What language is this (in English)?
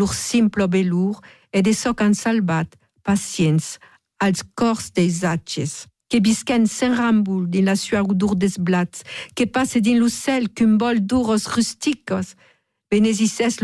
French